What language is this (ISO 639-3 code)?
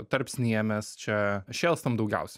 lit